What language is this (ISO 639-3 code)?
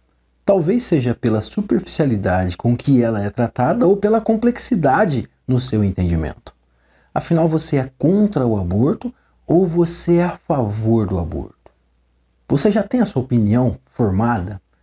por